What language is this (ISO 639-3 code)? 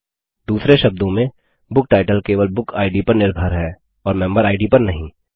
hin